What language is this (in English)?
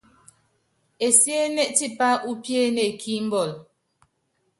Yangben